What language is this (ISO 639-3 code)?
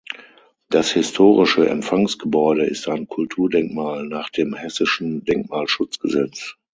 deu